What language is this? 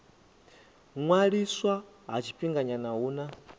Venda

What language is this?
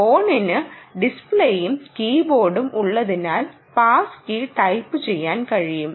Malayalam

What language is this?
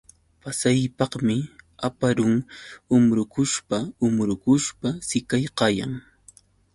Yauyos Quechua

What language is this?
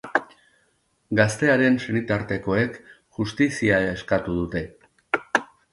Basque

